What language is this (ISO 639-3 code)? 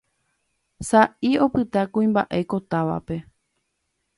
grn